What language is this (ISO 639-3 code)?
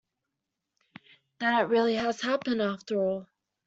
eng